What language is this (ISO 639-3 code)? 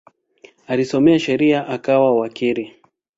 swa